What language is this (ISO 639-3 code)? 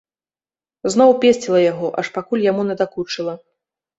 bel